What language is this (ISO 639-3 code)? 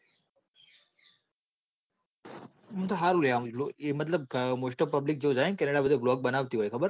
guj